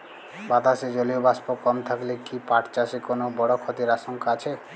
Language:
Bangla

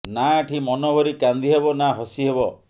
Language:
Odia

